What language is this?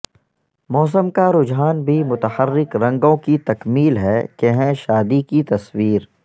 Urdu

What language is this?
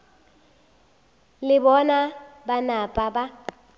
Northern Sotho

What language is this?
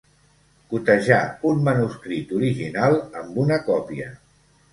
Catalan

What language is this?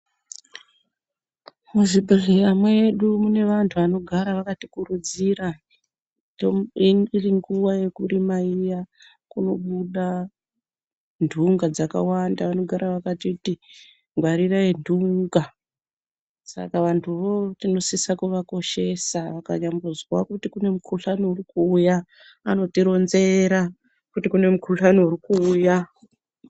Ndau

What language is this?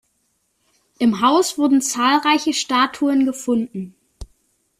German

